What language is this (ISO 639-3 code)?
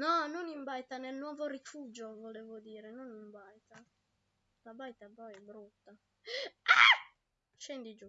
ita